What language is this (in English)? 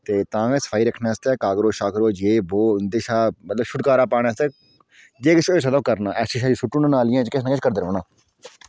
Dogri